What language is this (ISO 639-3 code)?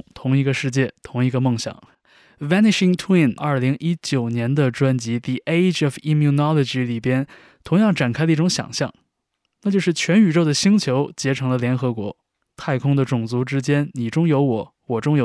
zho